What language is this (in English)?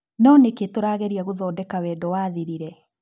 Kikuyu